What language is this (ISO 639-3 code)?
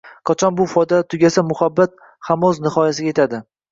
uzb